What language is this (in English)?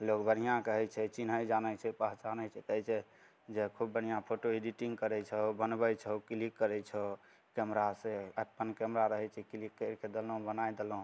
Maithili